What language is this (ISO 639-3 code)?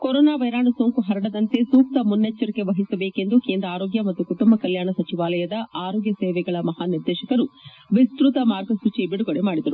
kan